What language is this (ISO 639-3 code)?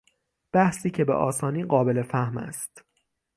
fas